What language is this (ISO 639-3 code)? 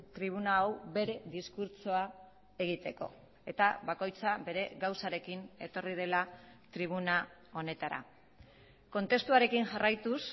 eus